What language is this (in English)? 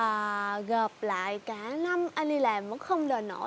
Vietnamese